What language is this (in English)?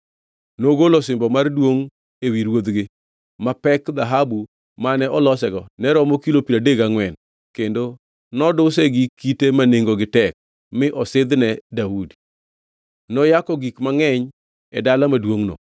Luo (Kenya and Tanzania)